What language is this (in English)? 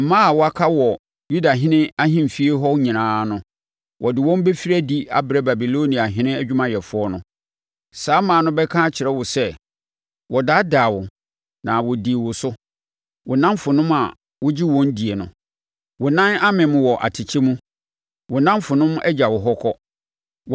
Akan